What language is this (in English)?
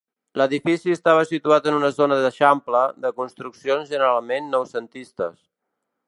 Catalan